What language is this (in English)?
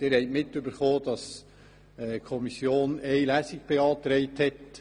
Swiss German